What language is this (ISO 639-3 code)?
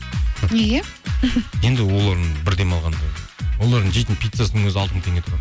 kaz